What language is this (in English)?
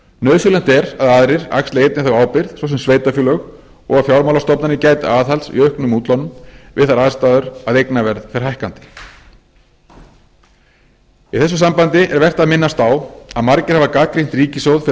Icelandic